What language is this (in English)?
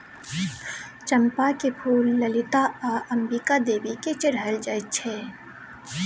Maithili